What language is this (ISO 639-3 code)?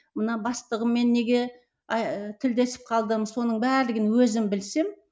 kaz